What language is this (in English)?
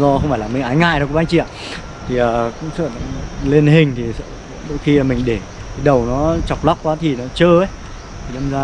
Vietnamese